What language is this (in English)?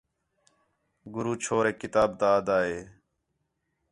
Khetrani